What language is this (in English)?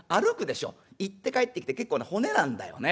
Japanese